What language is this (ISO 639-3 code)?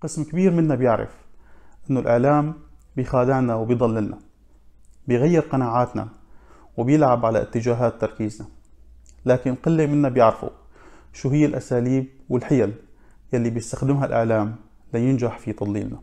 ara